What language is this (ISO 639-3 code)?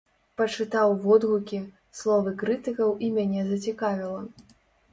bel